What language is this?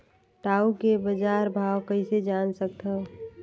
Chhattisgarhi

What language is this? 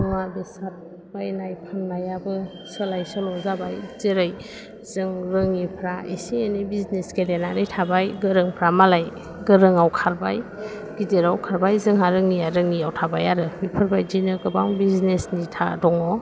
Bodo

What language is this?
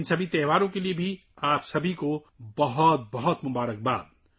Urdu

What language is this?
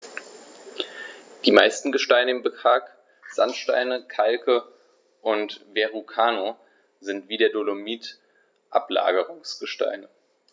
German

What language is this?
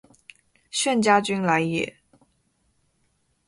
Chinese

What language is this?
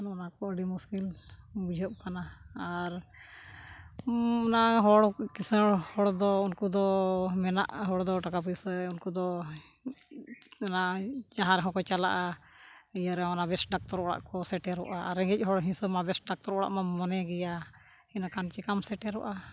Santali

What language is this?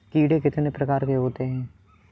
Hindi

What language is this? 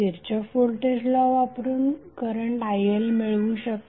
Marathi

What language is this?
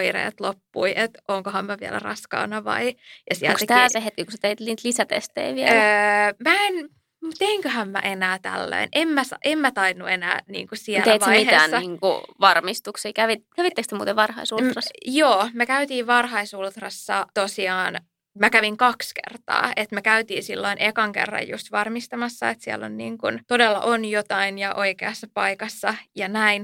Finnish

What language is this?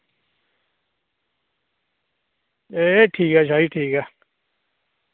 Dogri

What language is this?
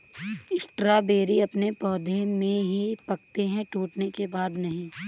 Hindi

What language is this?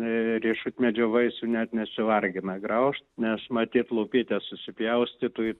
Lithuanian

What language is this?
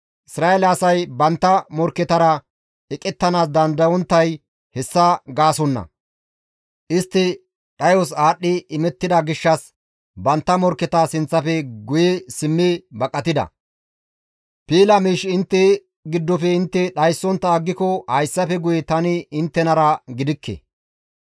Gamo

